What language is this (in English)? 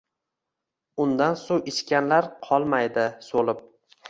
Uzbek